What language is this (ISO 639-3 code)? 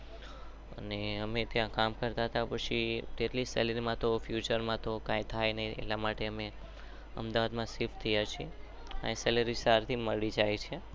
guj